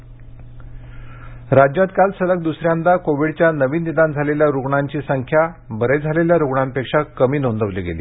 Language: Marathi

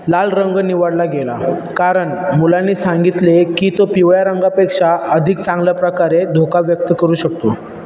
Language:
Marathi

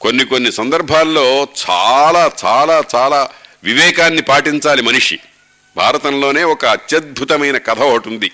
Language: Telugu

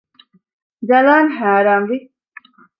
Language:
Divehi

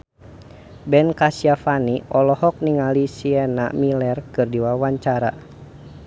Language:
Sundanese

